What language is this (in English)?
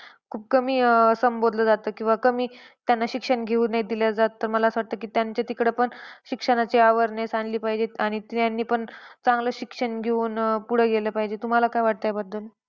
Marathi